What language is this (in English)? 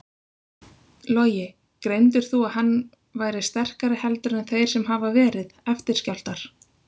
Icelandic